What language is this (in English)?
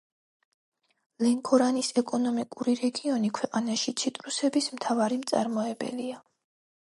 Georgian